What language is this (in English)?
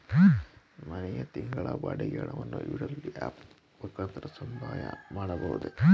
Kannada